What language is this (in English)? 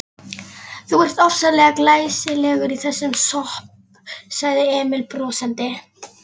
Icelandic